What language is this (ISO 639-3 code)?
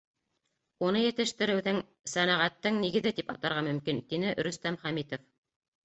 bak